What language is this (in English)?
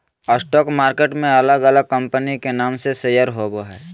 Magahi